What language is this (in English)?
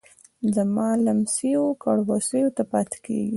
Pashto